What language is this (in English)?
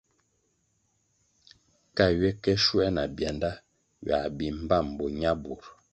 Kwasio